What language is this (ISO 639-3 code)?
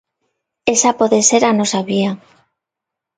glg